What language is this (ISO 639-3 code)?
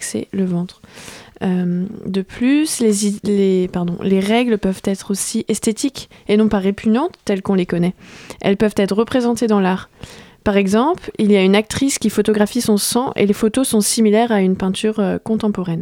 fra